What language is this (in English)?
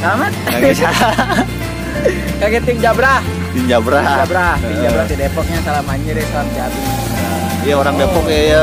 Indonesian